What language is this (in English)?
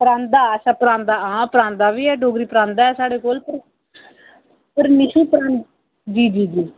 Dogri